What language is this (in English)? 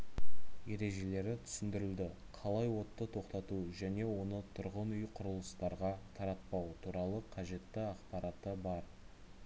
Kazakh